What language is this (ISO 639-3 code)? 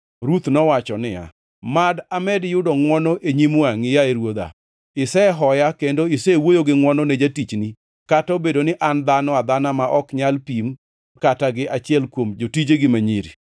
luo